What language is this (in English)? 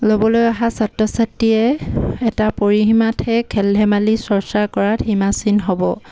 Assamese